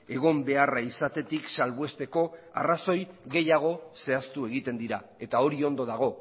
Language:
Basque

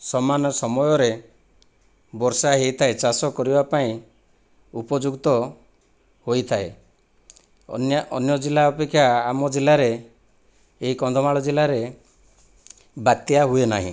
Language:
Odia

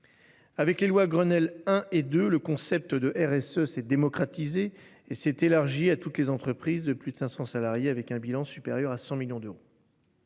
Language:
French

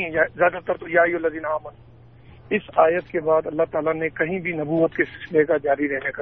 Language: Urdu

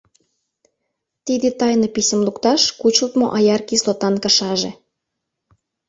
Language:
Mari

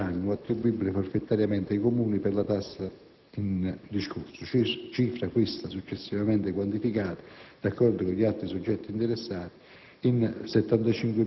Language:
Italian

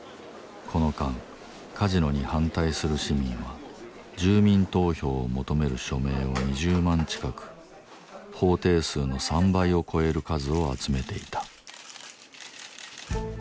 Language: Japanese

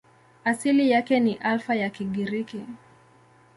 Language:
Swahili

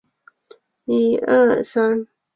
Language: Chinese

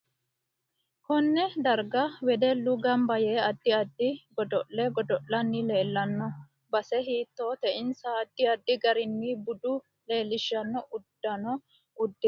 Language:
Sidamo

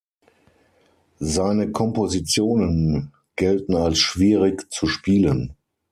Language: German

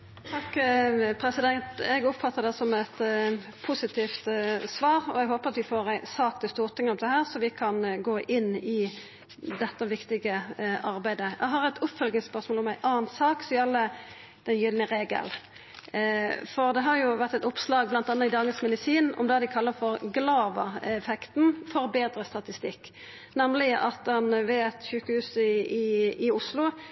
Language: Norwegian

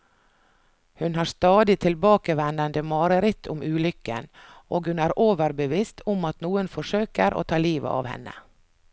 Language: Norwegian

